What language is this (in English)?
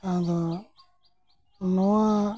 Santali